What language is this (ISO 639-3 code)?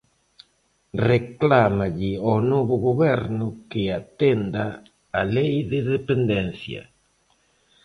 glg